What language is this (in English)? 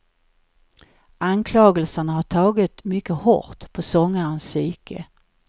Swedish